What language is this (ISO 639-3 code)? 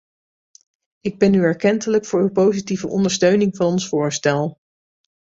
nld